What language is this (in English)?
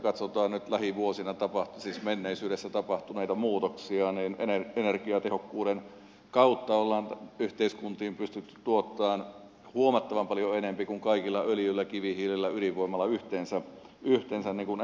Finnish